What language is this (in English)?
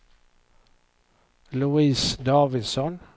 Swedish